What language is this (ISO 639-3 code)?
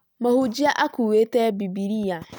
kik